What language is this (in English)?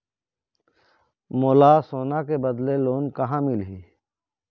Chhattisgarhi